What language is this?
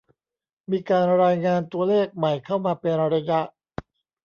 Thai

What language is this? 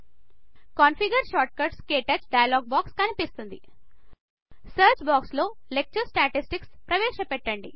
Telugu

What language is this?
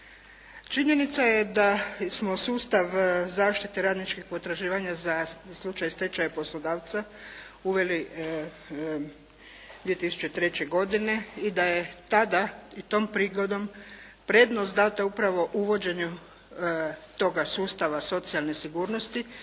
Croatian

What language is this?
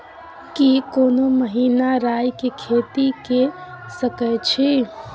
Maithili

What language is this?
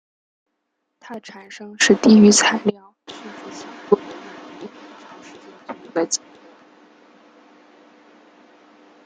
Chinese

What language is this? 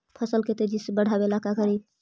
Magahi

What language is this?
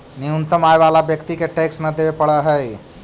Magahi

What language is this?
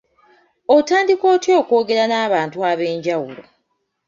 Ganda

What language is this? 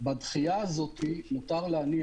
Hebrew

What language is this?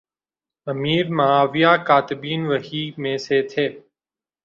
Urdu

